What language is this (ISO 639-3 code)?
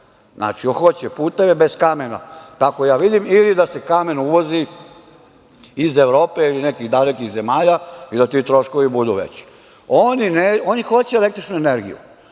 srp